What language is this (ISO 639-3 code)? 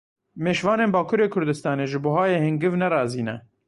kur